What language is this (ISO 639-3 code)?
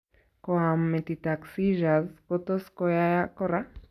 kln